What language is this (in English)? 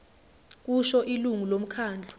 Zulu